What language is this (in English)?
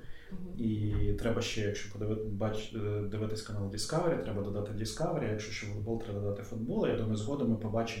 Ukrainian